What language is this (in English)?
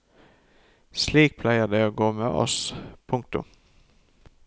Norwegian